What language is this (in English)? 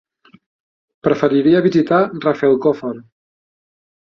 Catalan